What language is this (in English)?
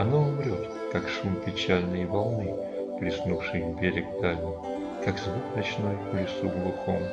Russian